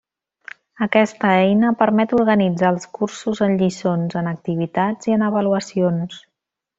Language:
Catalan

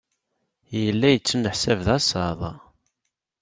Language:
Kabyle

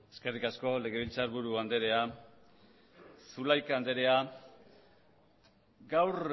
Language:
Basque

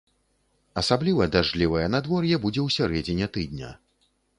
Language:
Belarusian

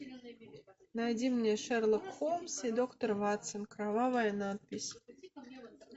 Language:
Russian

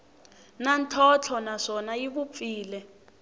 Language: Tsonga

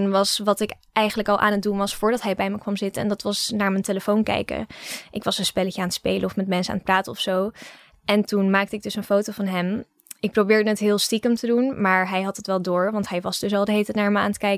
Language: Dutch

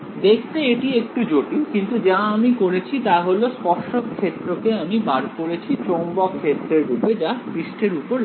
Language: Bangla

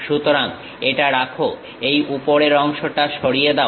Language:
Bangla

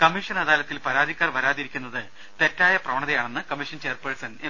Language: Malayalam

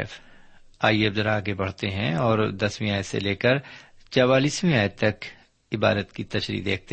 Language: Urdu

